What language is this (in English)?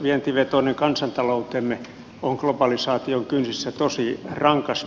Finnish